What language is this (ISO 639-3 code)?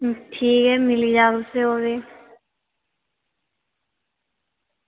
doi